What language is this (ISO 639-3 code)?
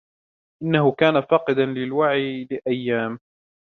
ara